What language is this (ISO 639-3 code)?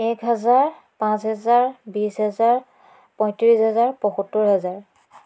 asm